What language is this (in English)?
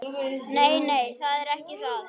Icelandic